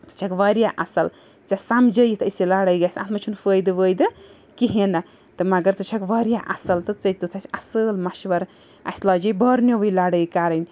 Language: Kashmiri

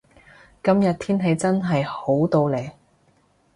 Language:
Cantonese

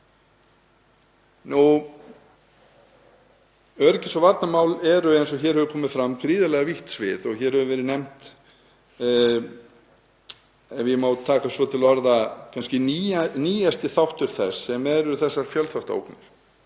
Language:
Icelandic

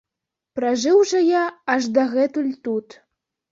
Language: Belarusian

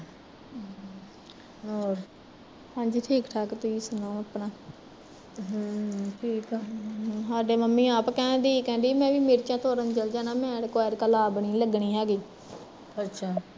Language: Punjabi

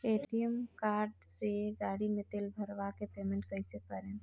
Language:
Bhojpuri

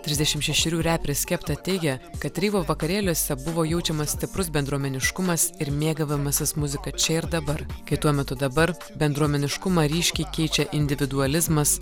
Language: Lithuanian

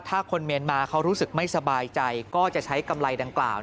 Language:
Thai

